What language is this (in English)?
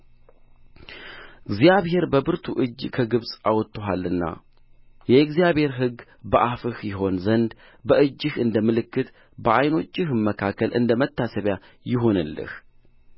Amharic